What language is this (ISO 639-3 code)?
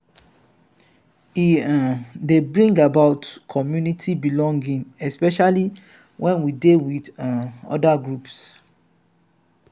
pcm